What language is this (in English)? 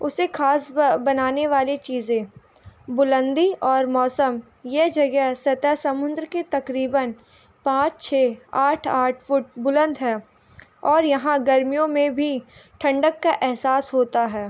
Urdu